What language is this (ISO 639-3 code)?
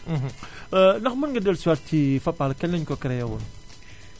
wol